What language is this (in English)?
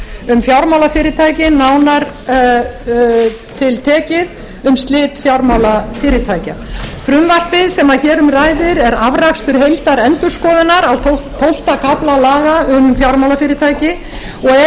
Icelandic